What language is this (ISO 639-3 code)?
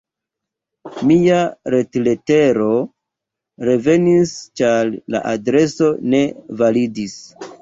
epo